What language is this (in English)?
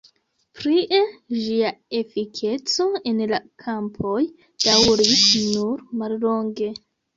Esperanto